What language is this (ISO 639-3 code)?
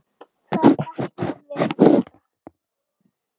isl